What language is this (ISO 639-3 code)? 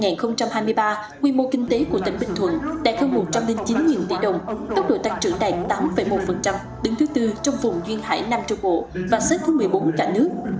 vie